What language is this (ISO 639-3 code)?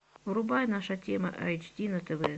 rus